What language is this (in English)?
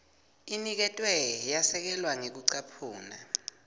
Swati